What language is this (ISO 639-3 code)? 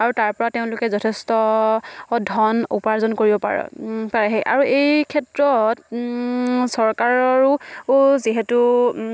asm